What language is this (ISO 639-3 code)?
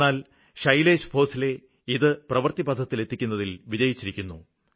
mal